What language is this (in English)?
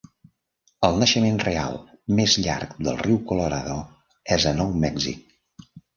Catalan